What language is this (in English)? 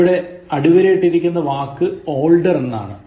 Malayalam